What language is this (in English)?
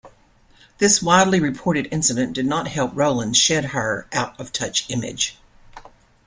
English